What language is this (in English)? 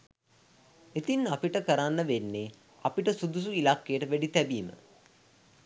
Sinhala